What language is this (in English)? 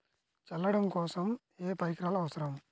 Telugu